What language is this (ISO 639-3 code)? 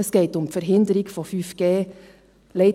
gsw